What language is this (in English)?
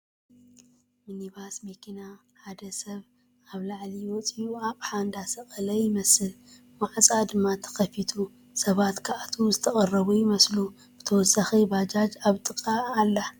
Tigrinya